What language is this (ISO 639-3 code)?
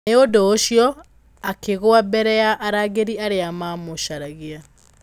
kik